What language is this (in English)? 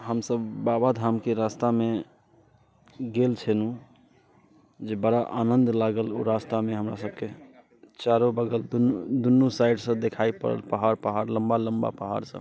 Maithili